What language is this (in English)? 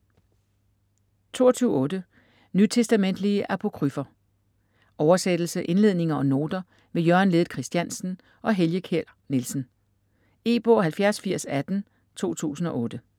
Danish